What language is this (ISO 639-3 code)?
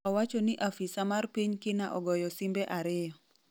luo